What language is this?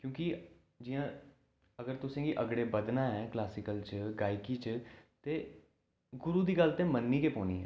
Dogri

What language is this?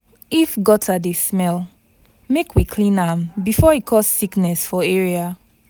Nigerian Pidgin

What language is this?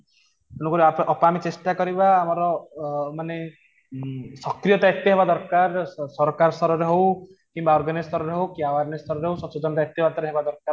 Odia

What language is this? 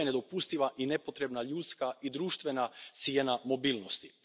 Croatian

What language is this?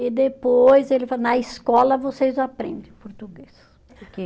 Portuguese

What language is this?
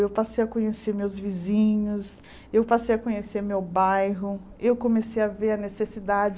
Portuguese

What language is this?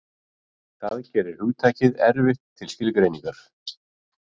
Icelandic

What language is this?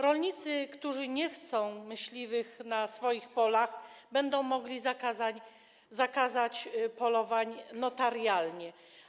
Polish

